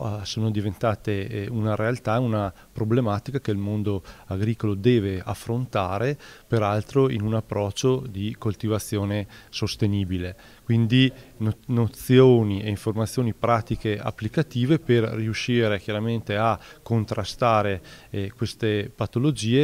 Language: Italian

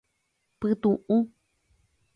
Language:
Guarani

